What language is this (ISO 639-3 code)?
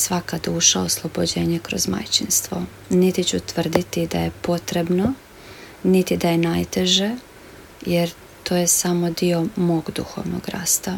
hrv